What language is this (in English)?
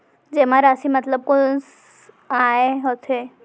Chhattisgarhi